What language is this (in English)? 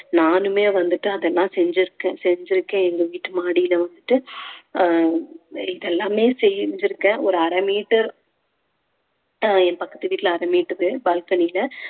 Tamil